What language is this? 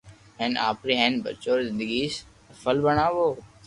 Loarki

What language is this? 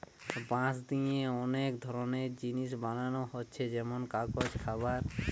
Bangla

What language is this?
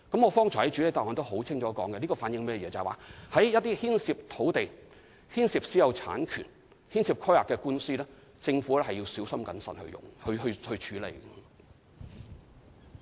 Cantonese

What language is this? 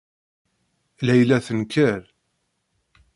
Kabyle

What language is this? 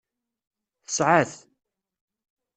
Kabyle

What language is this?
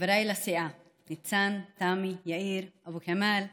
Hebrew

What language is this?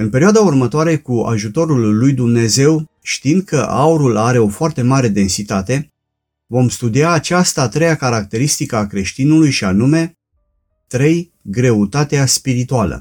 Romanian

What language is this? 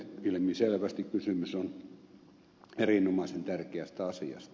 Finnish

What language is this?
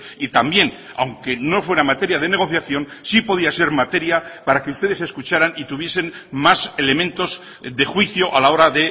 Spanish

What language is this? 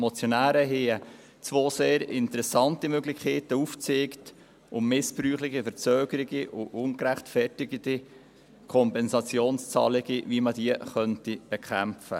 Swiss German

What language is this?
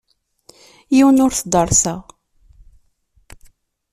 Kabyle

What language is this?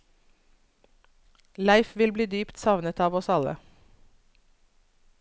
Norwegian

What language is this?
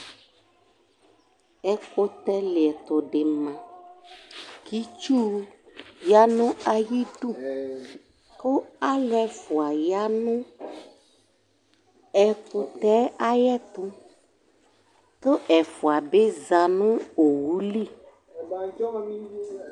Ikposo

